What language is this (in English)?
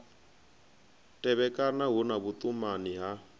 Venda